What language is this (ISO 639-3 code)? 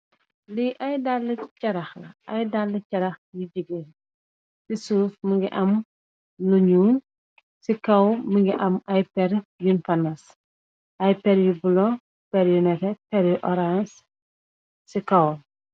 wol